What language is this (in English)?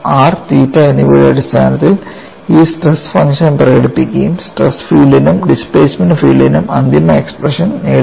Malayalam